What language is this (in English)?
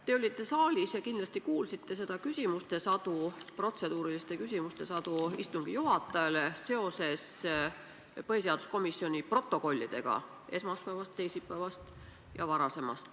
Estonian